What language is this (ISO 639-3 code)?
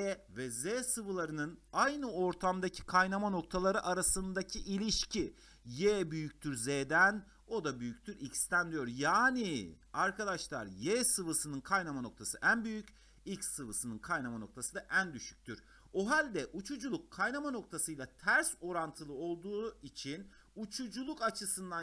tur